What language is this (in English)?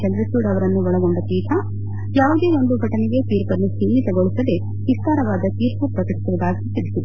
Kannada